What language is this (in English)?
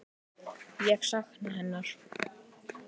Icelandic